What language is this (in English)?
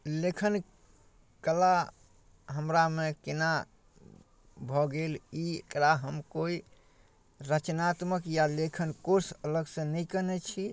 Maithili